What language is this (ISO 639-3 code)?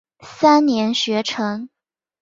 zho